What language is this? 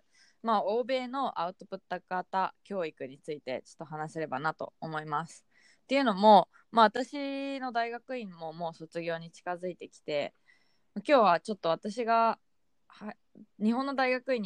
Japanese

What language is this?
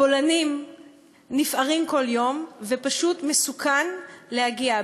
Hebrew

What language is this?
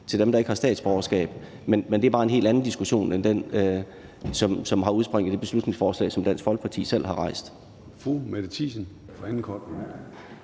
Danish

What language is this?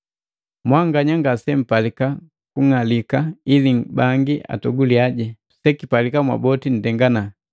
Matengo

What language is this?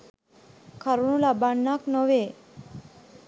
Sinhala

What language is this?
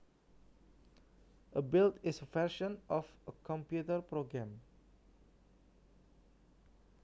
Javanese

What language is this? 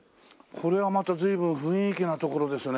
Japanese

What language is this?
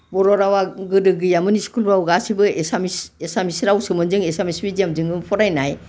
Bodo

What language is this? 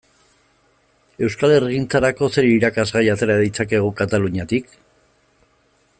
Basque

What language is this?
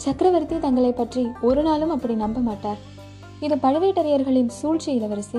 Tamil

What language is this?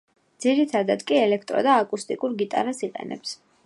Georgian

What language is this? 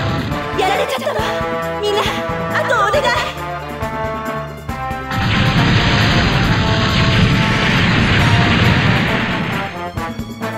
Japanese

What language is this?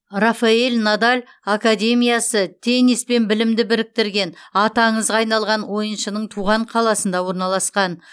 Kazakh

